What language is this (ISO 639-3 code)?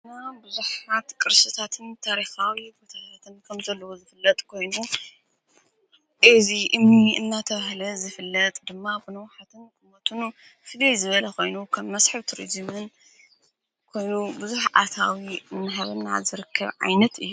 tir